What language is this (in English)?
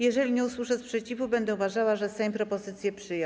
Polish